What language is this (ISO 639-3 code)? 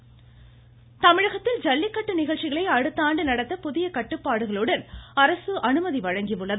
tam